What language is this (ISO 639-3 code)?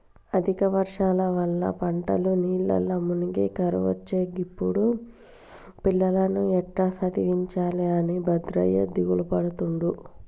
tel